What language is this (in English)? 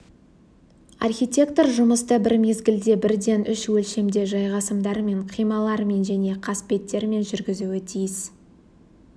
Kazakh